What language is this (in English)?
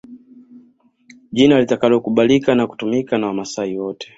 Swahili